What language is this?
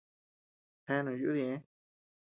Tepeuxila Cuicatec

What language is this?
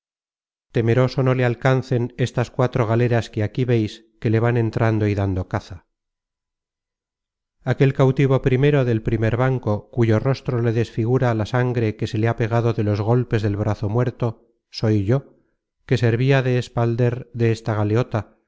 Spanish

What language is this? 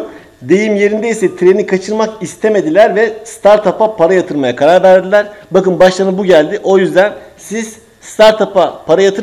Turkish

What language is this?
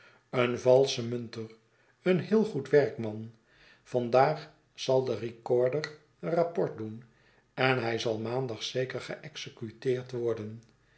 Dutch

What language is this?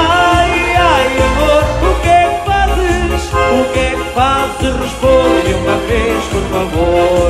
Portuguese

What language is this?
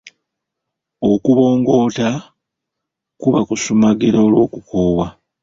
Ganda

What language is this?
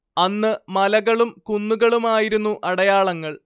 Malayalam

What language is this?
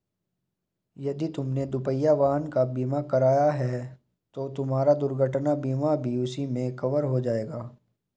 Hindi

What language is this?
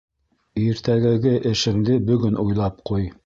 Bashkir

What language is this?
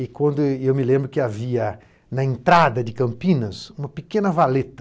Portuguese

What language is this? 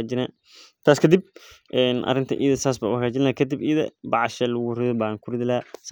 Somali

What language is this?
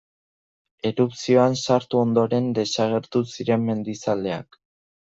Basque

